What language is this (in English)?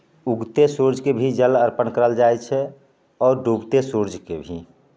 Maithili